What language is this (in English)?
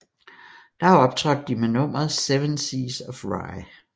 Danish